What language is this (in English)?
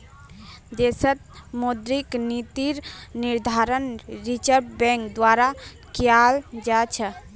Magahi